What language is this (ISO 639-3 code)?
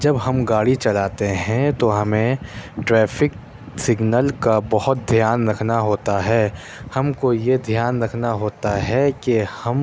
urd